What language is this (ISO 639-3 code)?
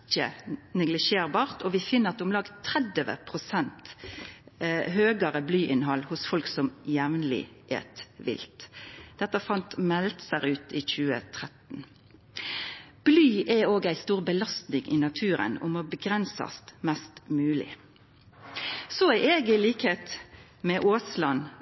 nno